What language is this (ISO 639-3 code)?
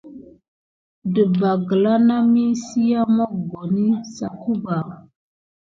gid